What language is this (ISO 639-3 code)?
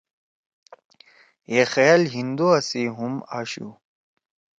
trw